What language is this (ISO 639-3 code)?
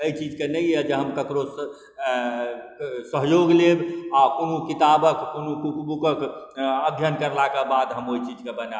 mai